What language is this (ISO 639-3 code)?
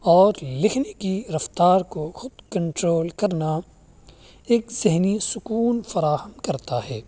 urd